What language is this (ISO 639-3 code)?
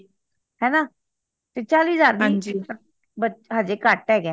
pan